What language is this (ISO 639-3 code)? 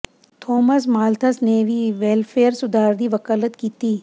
pan